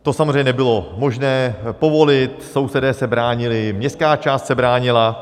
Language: Czech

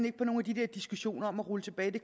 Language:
Danish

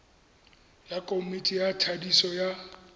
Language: Tswana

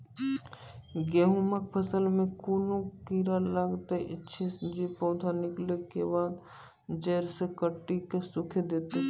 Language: Maithili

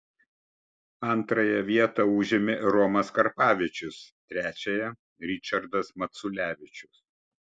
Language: Lithuanian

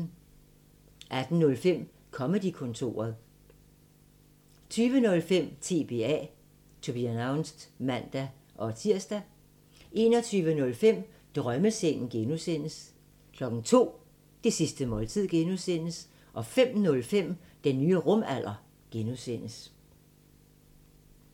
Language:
Danish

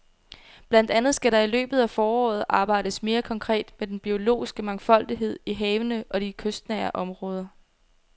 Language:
Danish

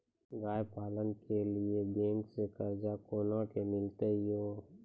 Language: Maithili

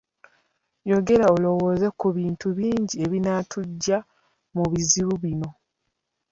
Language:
Ganda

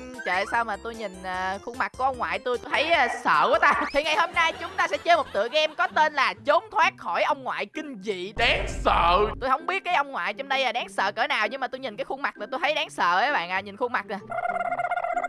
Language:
Vietnamese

